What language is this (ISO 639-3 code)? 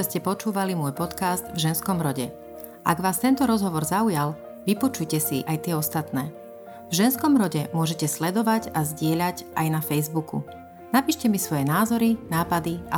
slk